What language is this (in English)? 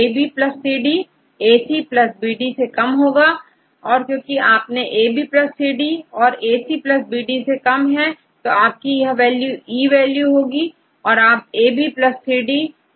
Hindi